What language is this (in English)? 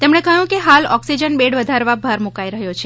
Gujarati